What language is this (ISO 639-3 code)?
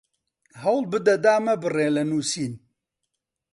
ckb